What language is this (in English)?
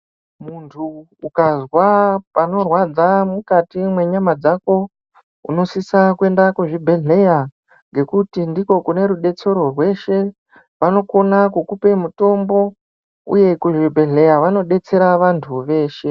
Ndau